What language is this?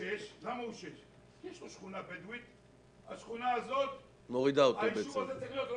Hebrew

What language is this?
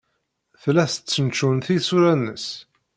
Kabyle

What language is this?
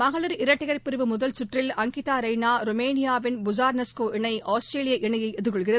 Tamil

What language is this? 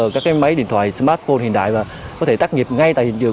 Vietnamese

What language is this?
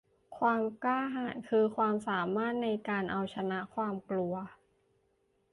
Thai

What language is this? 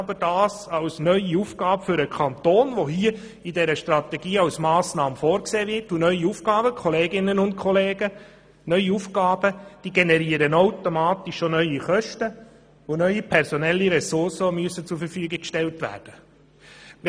Swiss German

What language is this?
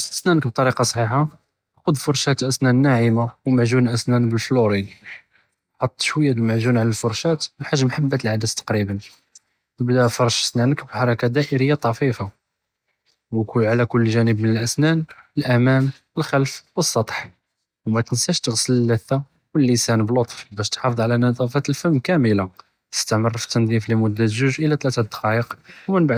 Judeo-Arabic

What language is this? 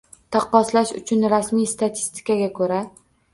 Uzbek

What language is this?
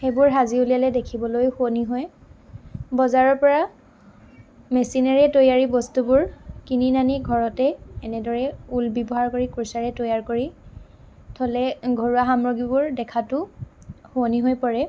Assamese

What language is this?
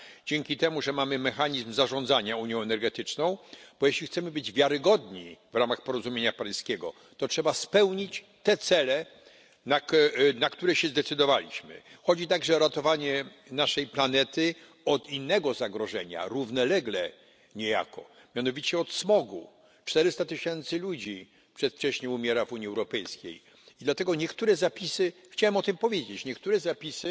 Polish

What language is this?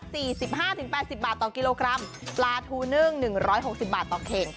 Thai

